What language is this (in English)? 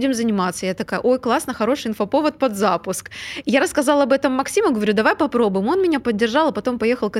Russian